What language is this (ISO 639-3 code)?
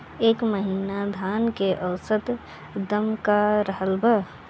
bho